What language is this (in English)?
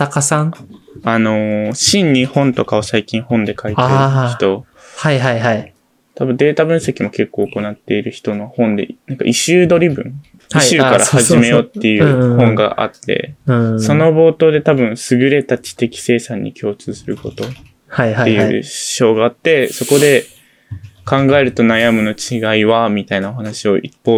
Japanese